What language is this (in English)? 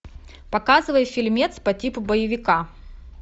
Russian